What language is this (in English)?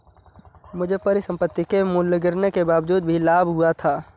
Hindi